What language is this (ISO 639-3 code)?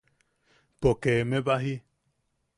yaq